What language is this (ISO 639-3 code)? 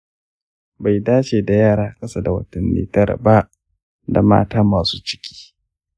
hau